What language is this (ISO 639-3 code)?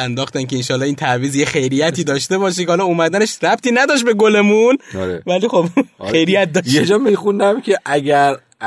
fas